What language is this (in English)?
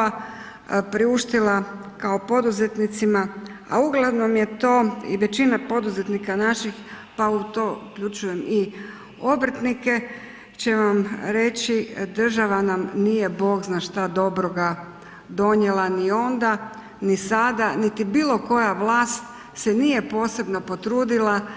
Croatian